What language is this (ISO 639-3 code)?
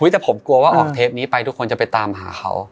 tha